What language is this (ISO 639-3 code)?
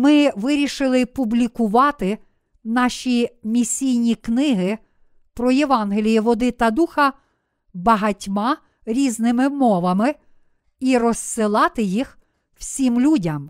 ukr